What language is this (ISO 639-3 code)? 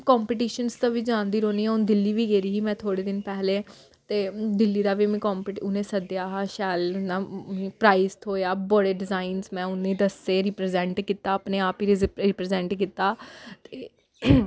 doi